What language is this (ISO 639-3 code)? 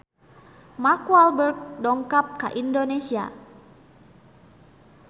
sun